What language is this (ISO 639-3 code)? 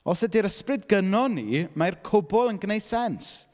cym